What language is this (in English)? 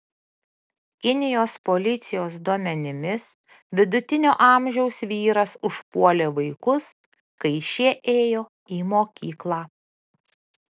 Lithuanian